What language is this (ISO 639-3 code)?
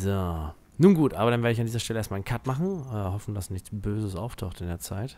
deu